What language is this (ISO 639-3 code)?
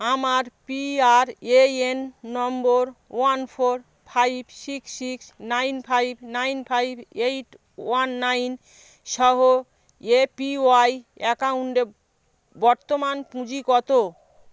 ben